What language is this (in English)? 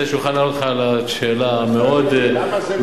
Hebrew